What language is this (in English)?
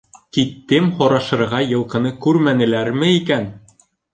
Bashkir